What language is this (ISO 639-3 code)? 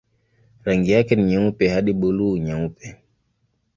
swa